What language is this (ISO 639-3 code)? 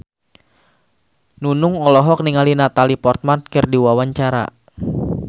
sun